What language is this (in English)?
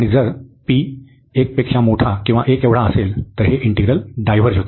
Marathi